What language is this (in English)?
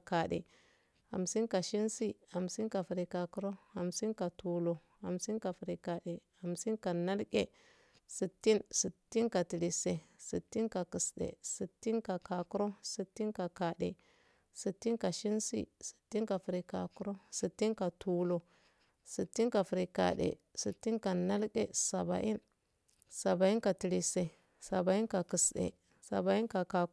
Afade